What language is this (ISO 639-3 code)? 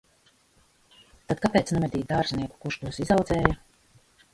lav